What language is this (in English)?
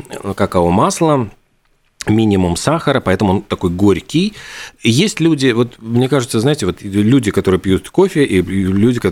Russian